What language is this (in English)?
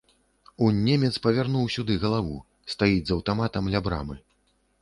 Belarusian